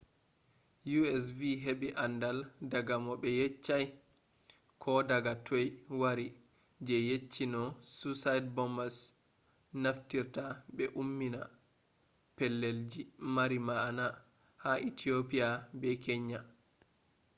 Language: Fula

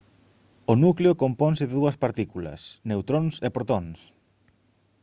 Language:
Galician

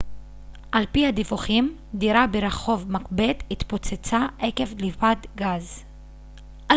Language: Hebrew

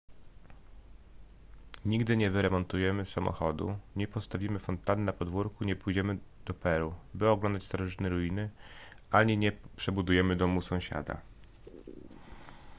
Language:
Polish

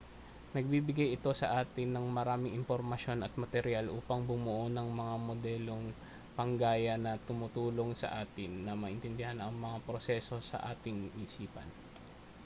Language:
Filipino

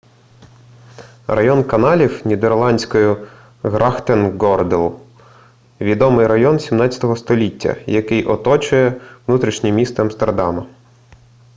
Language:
Ukrainian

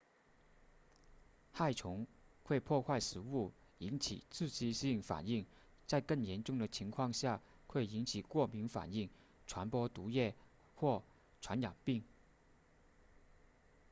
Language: Chinese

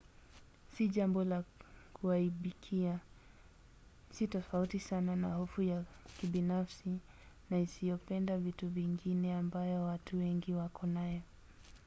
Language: Swahili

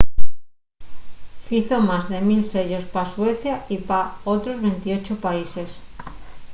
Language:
Asturian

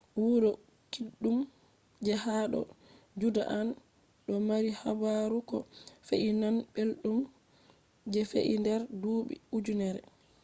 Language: Fula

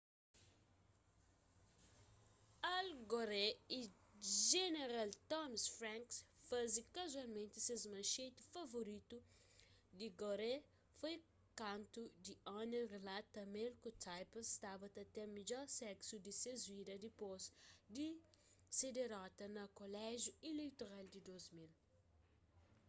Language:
Kabuverdianu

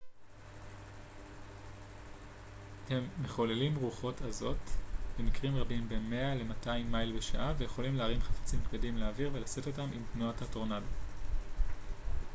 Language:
Hebrew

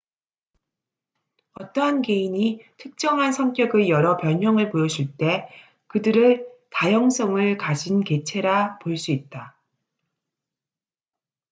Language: Korean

